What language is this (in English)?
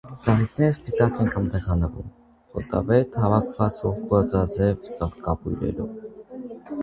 Armenian